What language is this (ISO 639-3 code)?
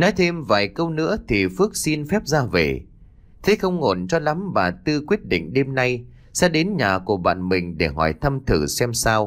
vie